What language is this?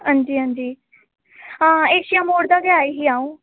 Dogri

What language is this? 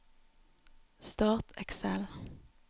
Norwegian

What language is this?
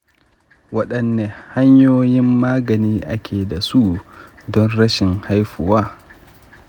Hausa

